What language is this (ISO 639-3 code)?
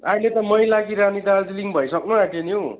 nep